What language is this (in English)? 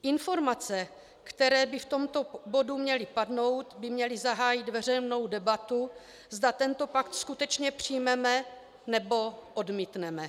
Czech